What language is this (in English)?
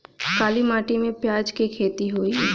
Bhojpuri